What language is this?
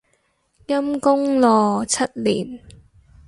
Cantonese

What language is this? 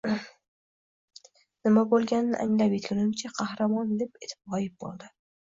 Uzbek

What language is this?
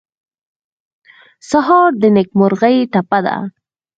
Pashto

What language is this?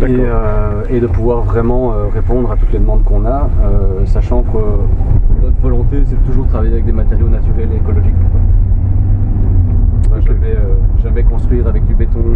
French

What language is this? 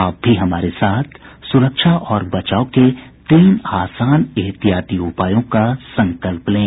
Hindi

